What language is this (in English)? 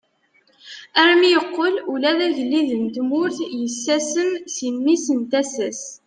Kabyle